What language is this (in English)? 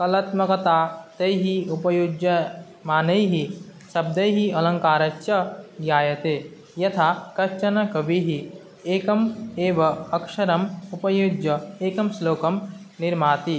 Sanskrit